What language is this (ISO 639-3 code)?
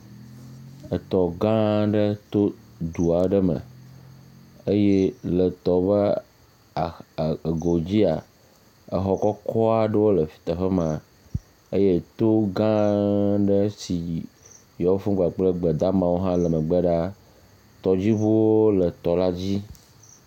ewe